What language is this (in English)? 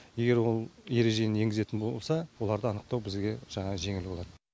Kazakh